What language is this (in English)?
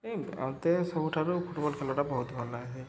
Odia